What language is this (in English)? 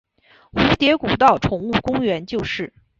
Chinese